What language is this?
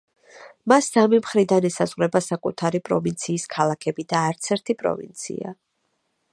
Georgian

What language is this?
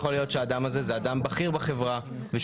Hebrew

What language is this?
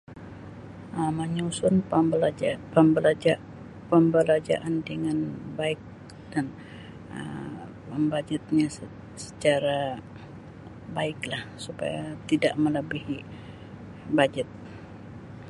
Sabah Malay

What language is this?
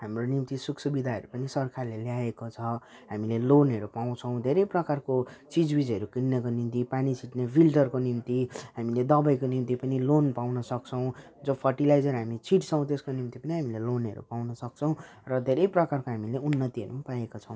Nepali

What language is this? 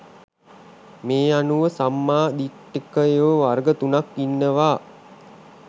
Sinhala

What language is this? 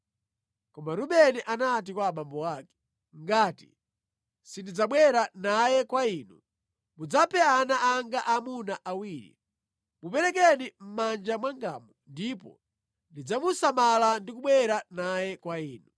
Nyanja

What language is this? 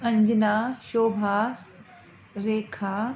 Sindhi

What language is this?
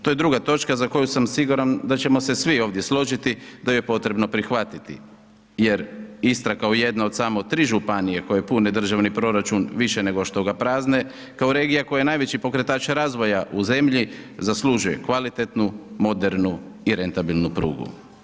Croatian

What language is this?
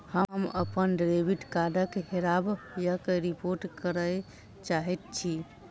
Maithili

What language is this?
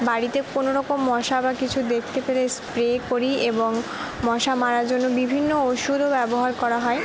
Bangla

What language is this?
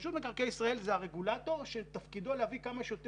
Hebrew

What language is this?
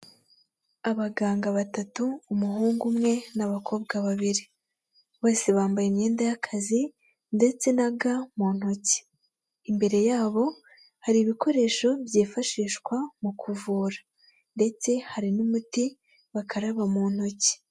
Kinyarwanda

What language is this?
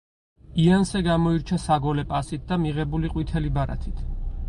Georgian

